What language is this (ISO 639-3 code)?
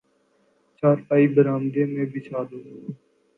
urd